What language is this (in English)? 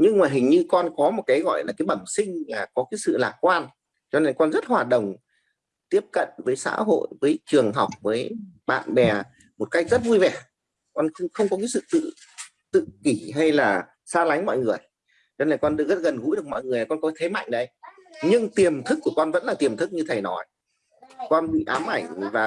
Vietnamese